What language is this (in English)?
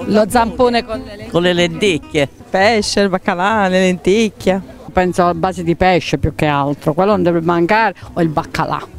Italian